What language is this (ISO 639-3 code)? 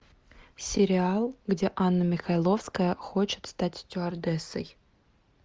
rus